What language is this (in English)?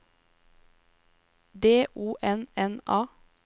Norwegian